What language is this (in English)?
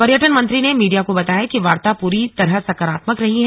Hindi